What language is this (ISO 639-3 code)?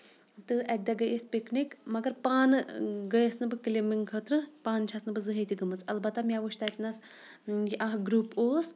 kas